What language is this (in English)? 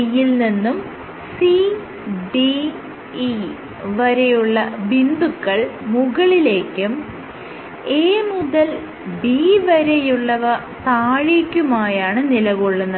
Malayalam